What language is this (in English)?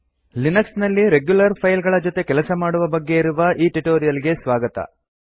Kannada